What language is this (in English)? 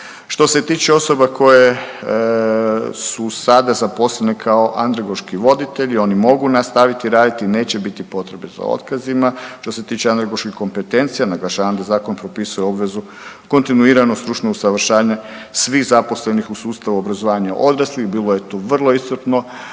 Croatian